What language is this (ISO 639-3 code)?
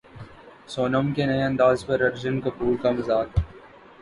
urd